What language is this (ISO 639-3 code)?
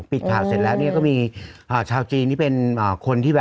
tha